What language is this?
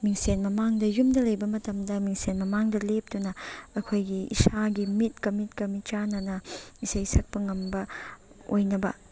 Manipuri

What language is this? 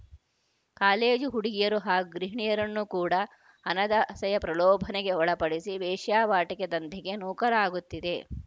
Kannada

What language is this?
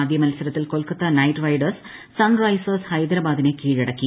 Malayalam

